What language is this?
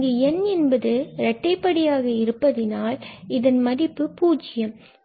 Tamil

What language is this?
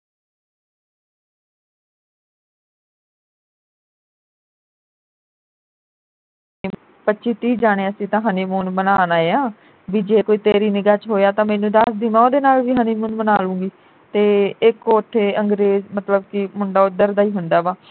Punjabi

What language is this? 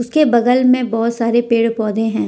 Hindi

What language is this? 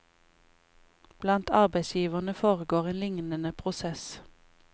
Norwegian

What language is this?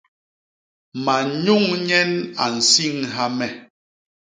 Basaa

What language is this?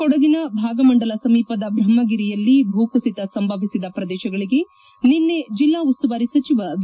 Kannada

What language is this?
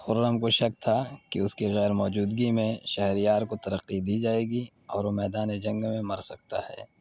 Urdu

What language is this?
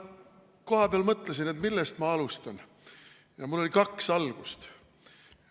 Estonian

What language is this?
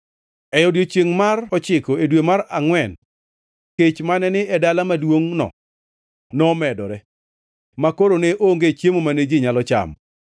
Luo (Kenya and Tanzania)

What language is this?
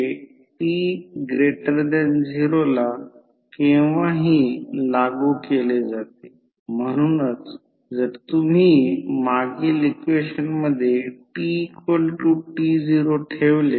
Marathi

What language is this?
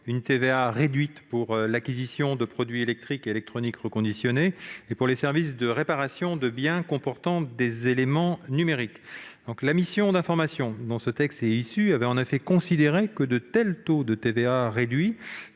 French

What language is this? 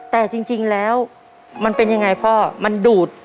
Thai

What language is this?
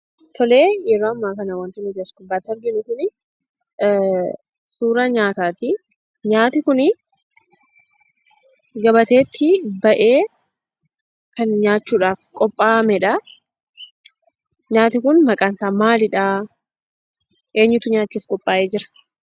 Oromo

